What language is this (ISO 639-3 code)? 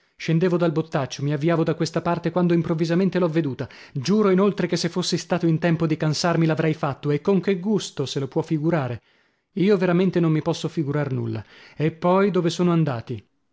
ita